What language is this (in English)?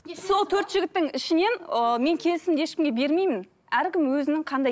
Kazakh